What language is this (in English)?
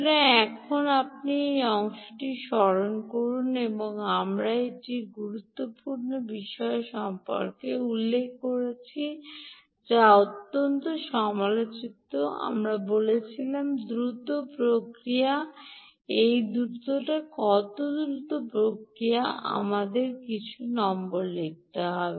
Bangla